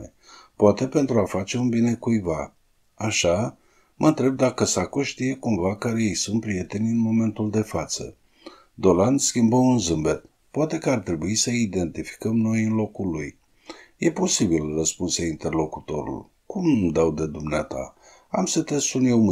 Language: Romanian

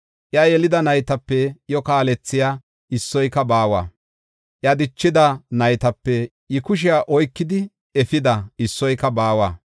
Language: Gofa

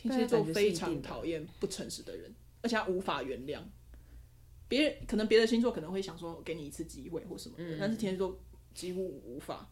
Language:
Chinese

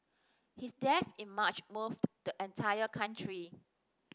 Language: English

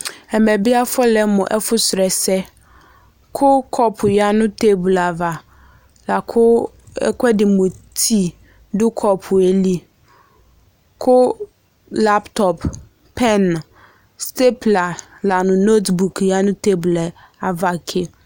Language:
Ikposo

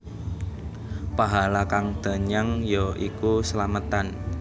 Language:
Javanese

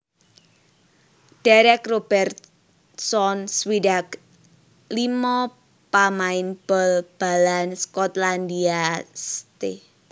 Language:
Javanese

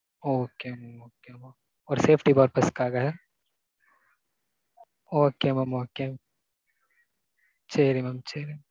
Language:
Tamil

